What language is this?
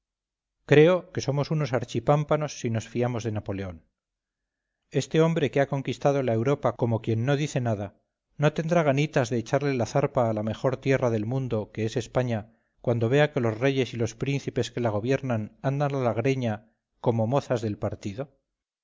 Spanish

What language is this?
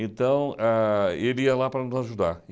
Portuguese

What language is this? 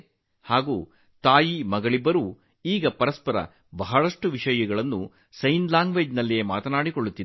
Kannada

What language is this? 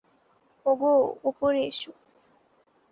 Bangla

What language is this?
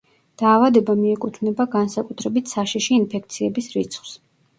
Georgian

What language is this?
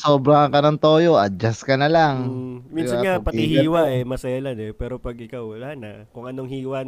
Filipino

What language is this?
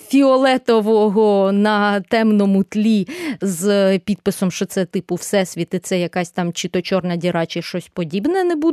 Ukrainian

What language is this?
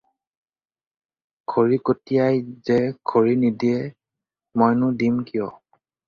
Assamese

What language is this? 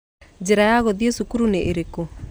Kikuyu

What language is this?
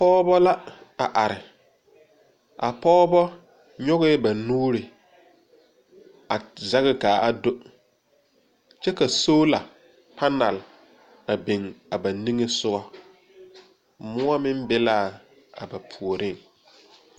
Southern Dagaare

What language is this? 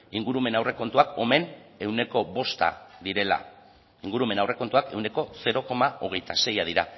Basque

